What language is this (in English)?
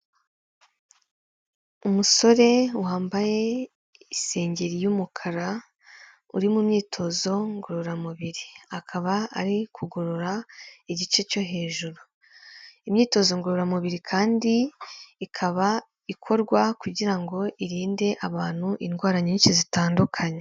Kinyarwanda